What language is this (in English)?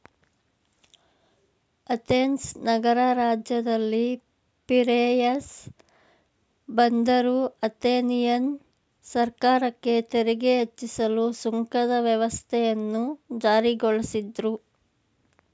Kannada